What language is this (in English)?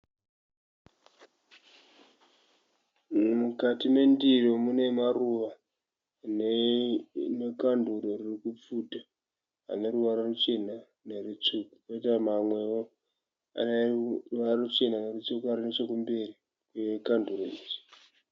Shona